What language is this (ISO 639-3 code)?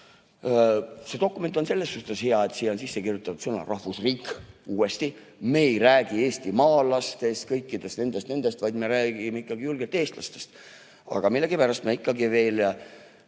est